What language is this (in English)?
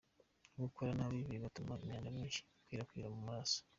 Kinyarwanda